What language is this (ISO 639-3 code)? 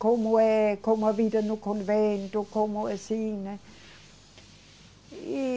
por